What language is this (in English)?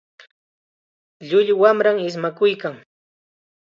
Chiquián Ancash Quechua